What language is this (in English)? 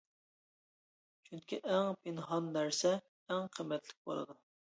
Uyghur